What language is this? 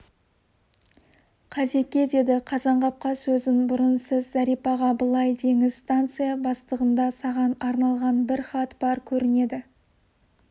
Kazakh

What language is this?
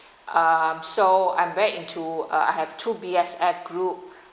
English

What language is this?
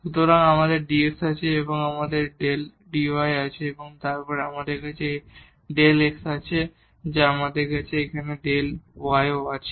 Bangla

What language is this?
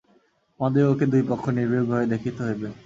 Bangla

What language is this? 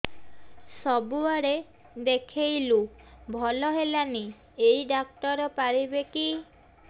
Odia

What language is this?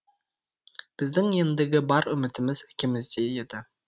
Kazakh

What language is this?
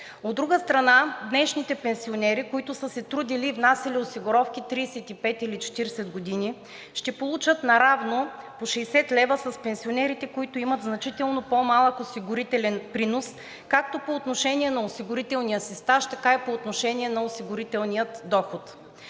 Bulgarian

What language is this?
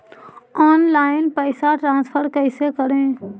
Magahi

